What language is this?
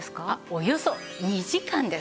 Japanese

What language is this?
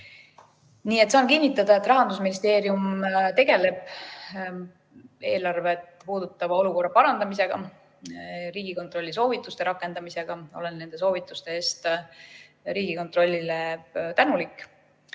Estonian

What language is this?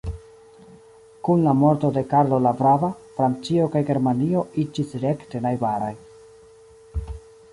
Esperanto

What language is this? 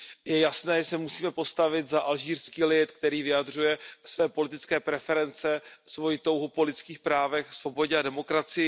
Czech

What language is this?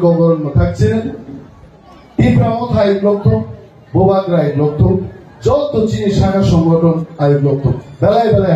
Indonesian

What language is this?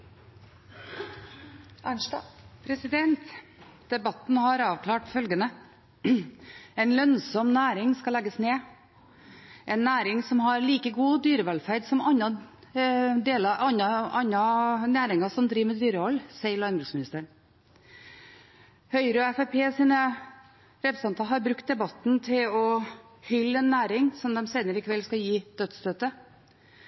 Norwegian Bokmål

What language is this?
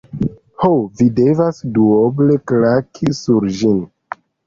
Esperanto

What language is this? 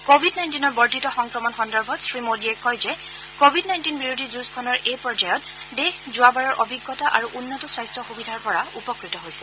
Assamese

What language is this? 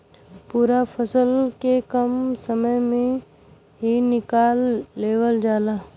Bhojpuri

